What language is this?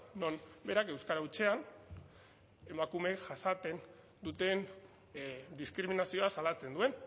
Basque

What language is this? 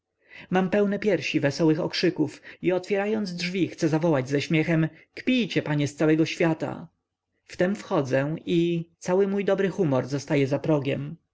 Polish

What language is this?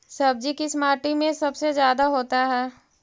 Magahi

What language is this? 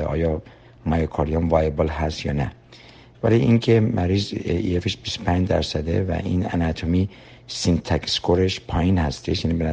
Persian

